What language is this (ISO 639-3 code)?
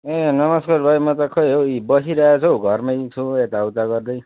nep